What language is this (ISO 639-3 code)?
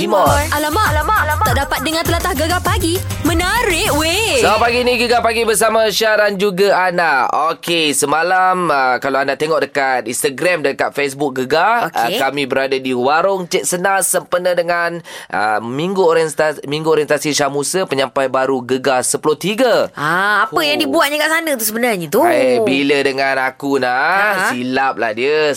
msa